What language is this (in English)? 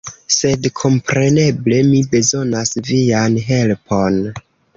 Esperanto